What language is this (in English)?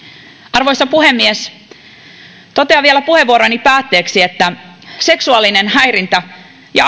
Finnish